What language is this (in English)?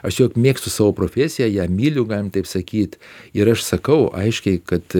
Lithuanian